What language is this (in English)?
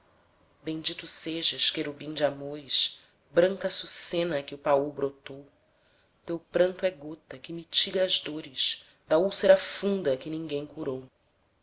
Portuguese